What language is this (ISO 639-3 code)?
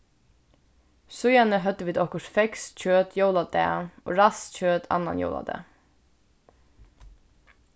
fao